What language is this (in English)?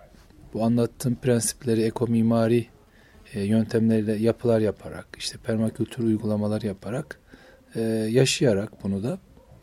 Turkish